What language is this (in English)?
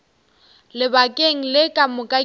Northern Sotho